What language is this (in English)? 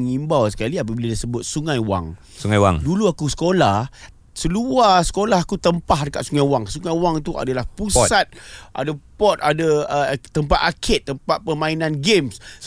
Malay